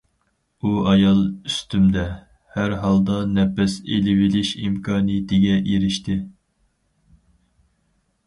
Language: Uyghur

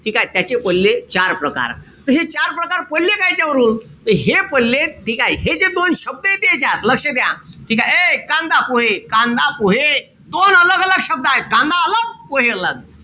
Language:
Marathi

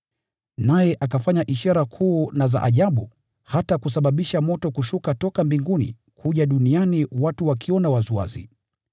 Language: Swahili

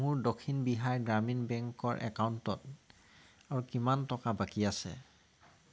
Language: Assamese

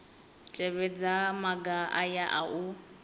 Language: Venda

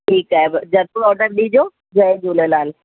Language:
Sindhi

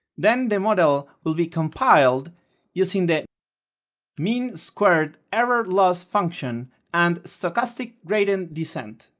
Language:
English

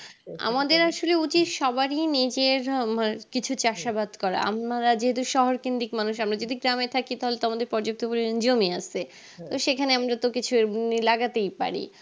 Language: Bangla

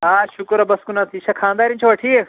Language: Kashmiri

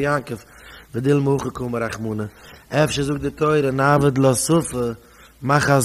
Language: Dutch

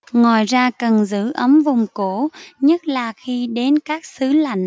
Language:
Vietnamese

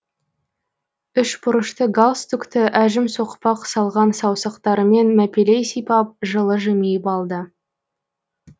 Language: Kazakh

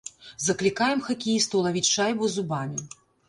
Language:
Belarusian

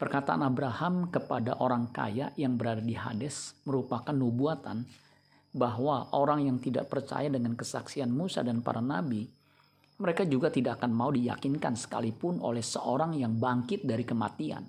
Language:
Indonesian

